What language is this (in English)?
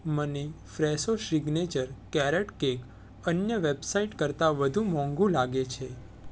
Gujarati